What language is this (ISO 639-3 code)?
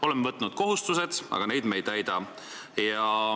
est